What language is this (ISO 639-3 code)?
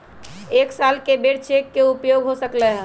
mag